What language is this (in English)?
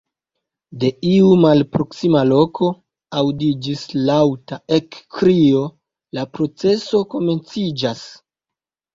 Esperanto